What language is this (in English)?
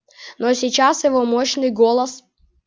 Russian